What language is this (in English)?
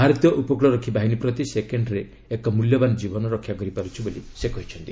Odia